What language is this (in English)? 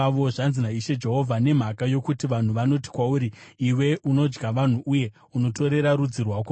Shona